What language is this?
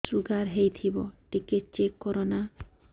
Odia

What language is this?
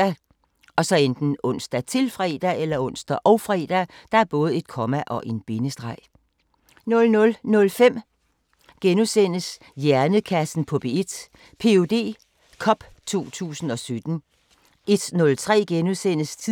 Danish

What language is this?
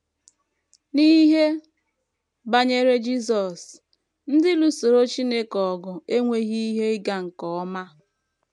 Igbo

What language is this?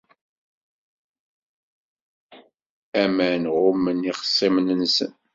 Kabyle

